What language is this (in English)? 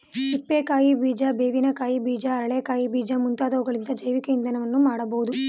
Kannada